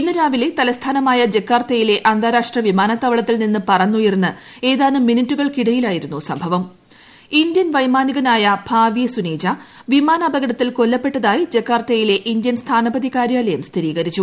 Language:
Malayalam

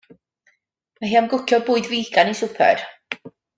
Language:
Welsh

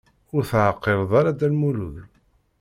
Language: Kabyle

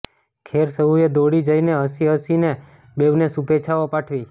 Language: Gujarati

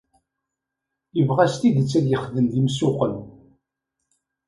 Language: Kabyle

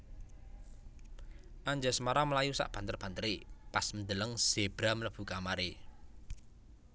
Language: Javanese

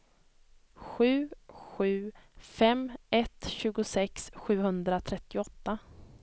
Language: Swedish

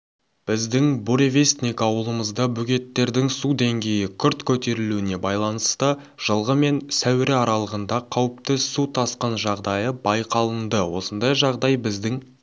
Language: Kazakh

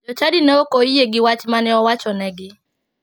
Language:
Luo (Kenya and Tanzania)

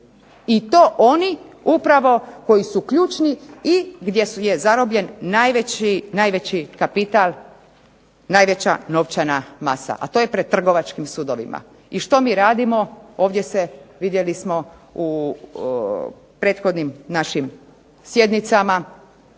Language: Croatian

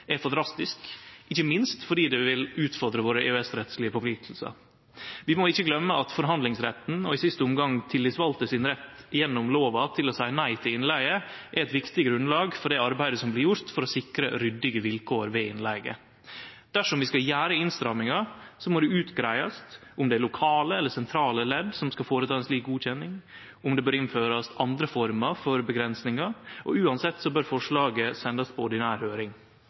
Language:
Norwegian Nynorsk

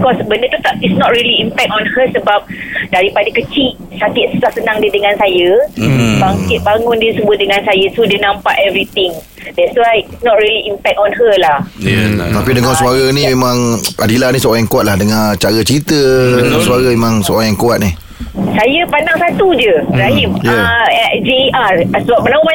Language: Malay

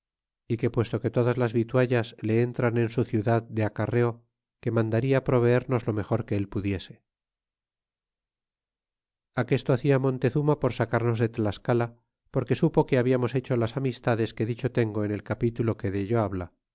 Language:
Spanish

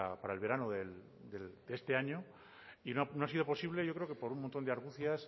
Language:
Spanish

